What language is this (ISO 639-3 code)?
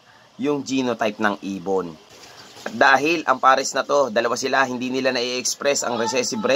fil